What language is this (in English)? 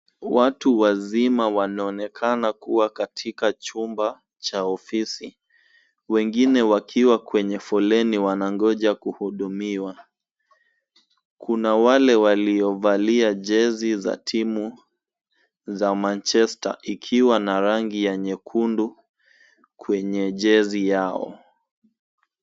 Swahili